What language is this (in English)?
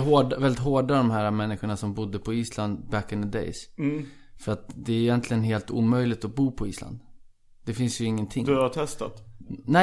Swedish